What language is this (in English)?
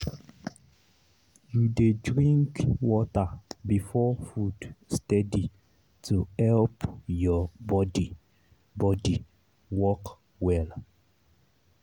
Nigerian Pidgin